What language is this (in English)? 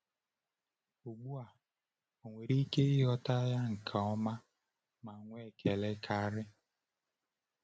Igbo